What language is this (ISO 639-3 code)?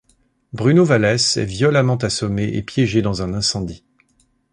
fra